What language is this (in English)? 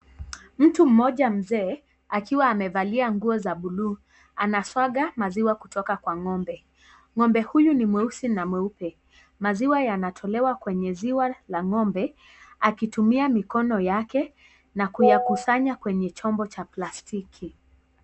Swahili